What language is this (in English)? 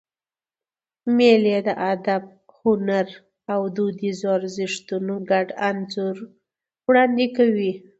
Pashto